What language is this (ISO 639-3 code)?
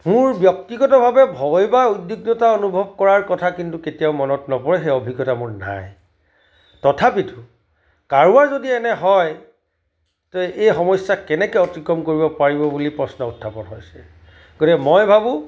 asm